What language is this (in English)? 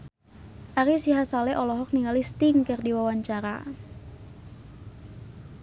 Sundanese